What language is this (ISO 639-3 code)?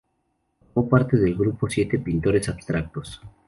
spa